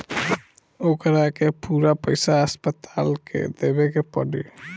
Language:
Bhojpuri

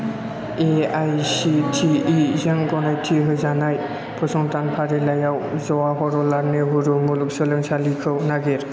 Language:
Bodo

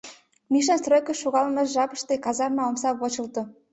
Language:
Mari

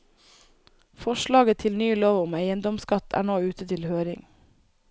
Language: Norwegian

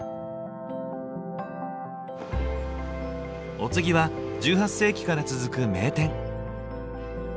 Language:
Japanese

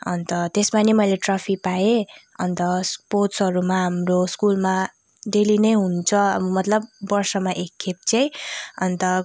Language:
Nepali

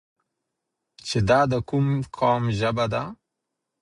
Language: Pashto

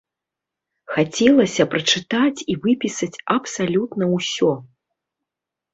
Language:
Belarusian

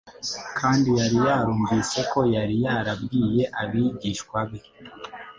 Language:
Kinyarwanda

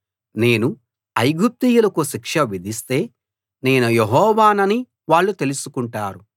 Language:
Telugu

